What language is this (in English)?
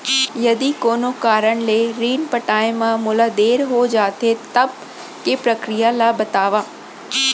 Chhattisgarhi